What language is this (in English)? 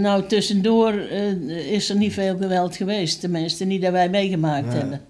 Dutch